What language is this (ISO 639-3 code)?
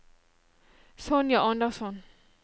nor